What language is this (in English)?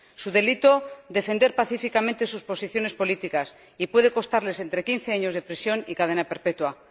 Spanish